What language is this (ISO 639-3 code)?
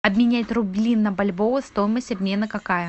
rus